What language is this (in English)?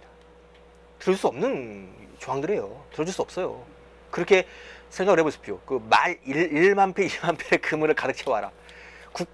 Korean